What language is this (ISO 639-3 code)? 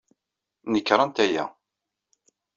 kab